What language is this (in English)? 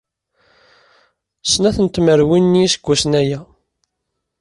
Kabyle